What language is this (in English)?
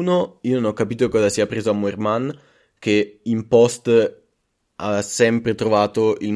Italian